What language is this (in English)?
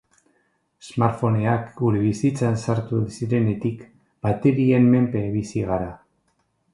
Basque